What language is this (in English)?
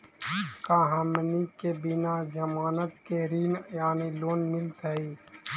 Magahi